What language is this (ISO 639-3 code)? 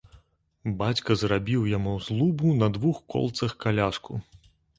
bel